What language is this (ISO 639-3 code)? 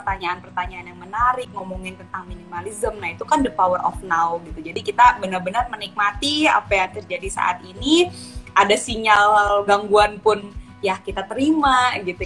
ind